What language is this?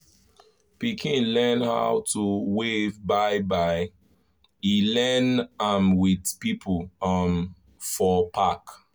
Nigerian Pidgin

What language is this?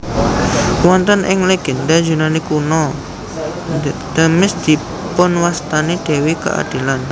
Javanese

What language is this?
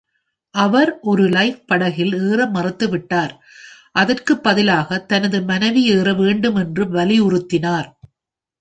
Tamil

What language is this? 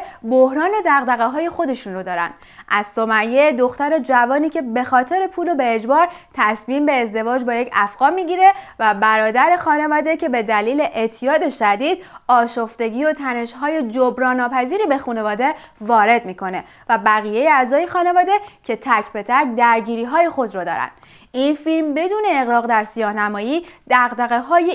Persian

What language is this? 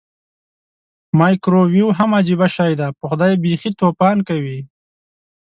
Pashto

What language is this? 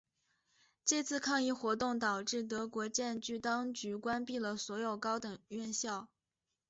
Chinese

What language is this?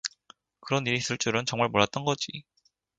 Korean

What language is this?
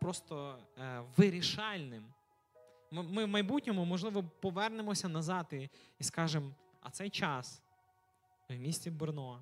Ukrainian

